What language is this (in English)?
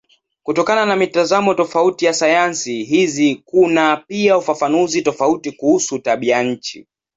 Swahili